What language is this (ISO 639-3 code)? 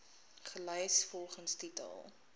afr